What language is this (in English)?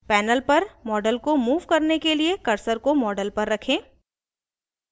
Hindi